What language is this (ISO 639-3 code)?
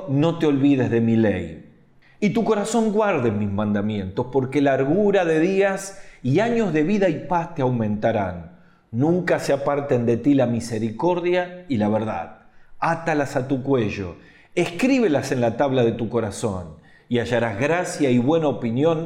spa